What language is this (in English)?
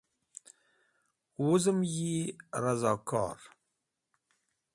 Wakhi